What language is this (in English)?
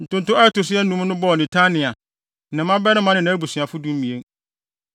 Akan